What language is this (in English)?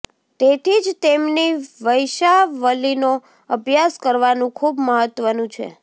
Gujarati